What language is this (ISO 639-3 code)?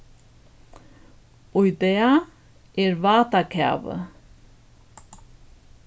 fao